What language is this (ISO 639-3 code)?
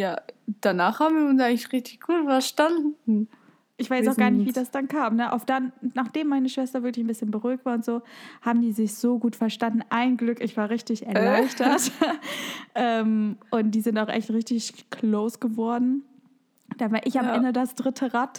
deu